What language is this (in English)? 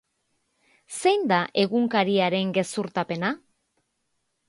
Basque